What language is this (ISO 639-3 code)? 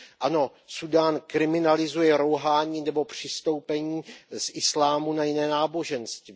ces